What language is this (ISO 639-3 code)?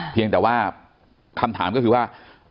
tha